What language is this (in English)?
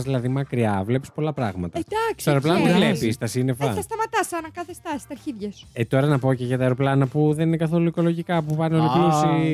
Greek